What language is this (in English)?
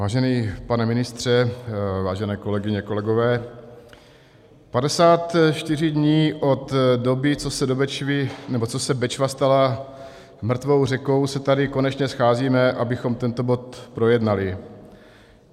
Czech